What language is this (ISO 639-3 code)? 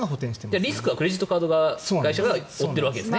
jpn